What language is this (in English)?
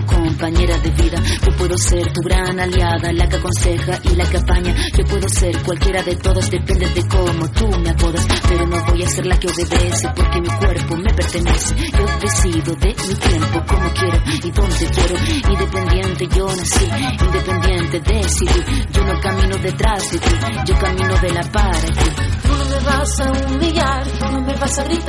Spanish